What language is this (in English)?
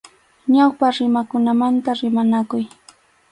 Arequipa-La Unión Quechua